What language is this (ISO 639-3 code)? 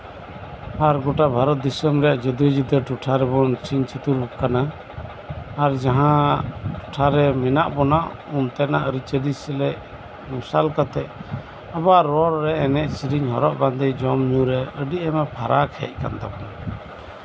sat